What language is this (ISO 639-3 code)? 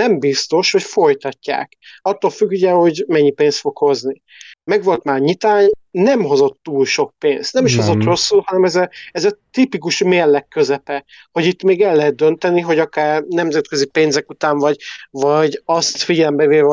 hun